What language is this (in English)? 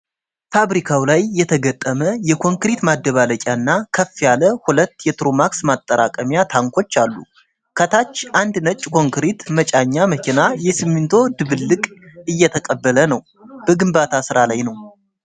Amharic